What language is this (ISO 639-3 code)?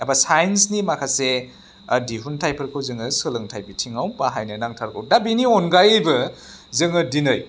brx